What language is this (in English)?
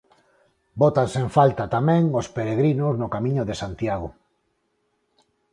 Galician